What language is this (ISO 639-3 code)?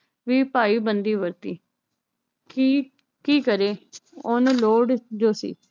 pan